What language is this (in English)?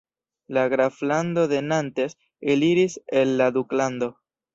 Esperanto